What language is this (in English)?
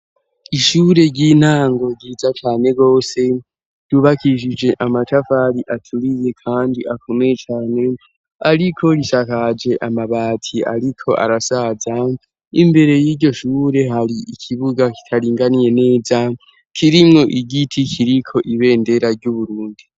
Rundi